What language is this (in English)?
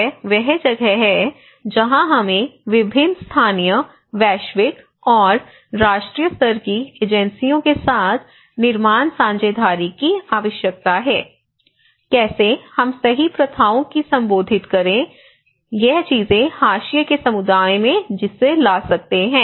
Hindi